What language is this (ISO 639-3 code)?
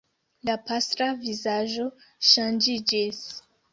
epo